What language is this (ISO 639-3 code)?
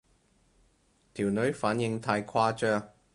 yue